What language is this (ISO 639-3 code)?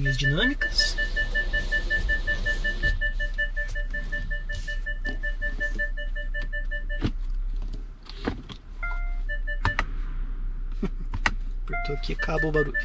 por